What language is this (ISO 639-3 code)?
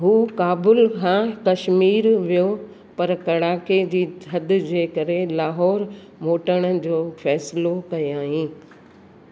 snd